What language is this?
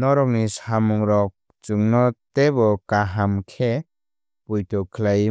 Kok Borok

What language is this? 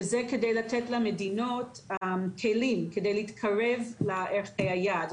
Hebrew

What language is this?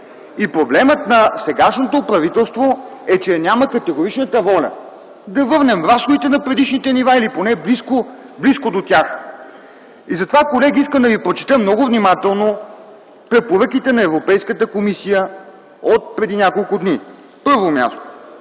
Bulgarian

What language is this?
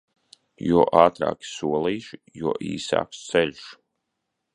Latvian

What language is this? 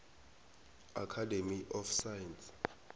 South Ndebele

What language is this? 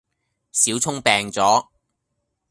Cantonese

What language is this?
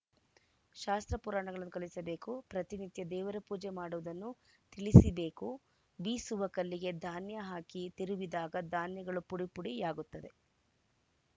Kannada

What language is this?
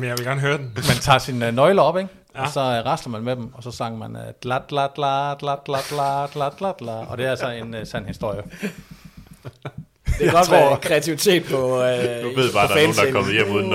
Danish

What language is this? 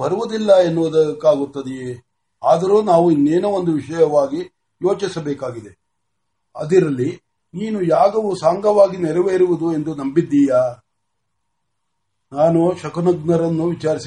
Marathi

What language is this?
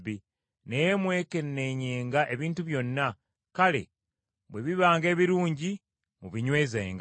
Ganda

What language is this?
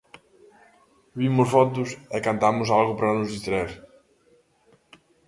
Galician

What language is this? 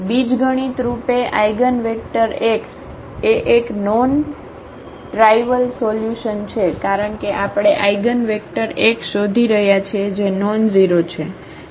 Gujarati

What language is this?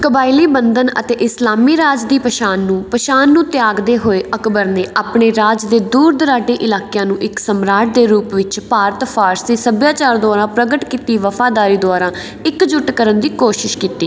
Punjabi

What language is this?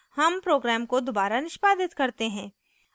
Hindi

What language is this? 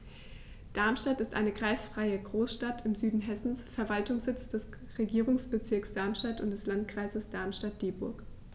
German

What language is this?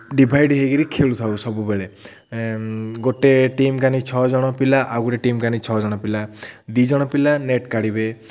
Odia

